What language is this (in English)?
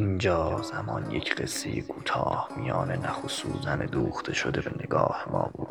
Persian